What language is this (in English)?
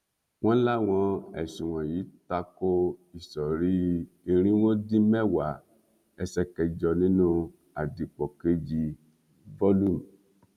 Yoruba